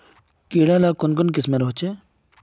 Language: Magahi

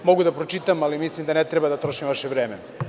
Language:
Serbian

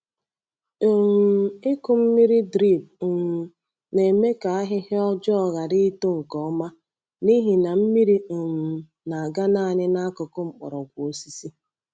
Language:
Igbo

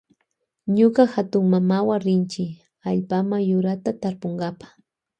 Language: Loja Highland Quichua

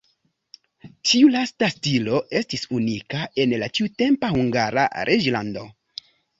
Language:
Esperanto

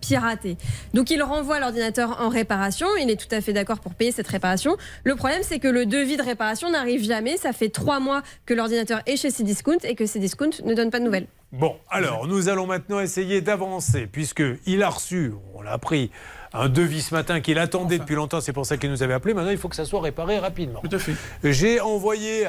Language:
French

